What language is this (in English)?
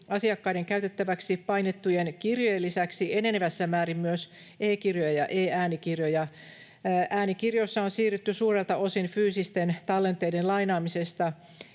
Finnish